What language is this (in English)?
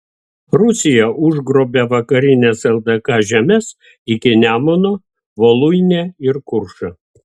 Lithuanian